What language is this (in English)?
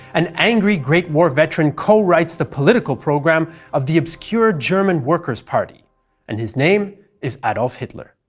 English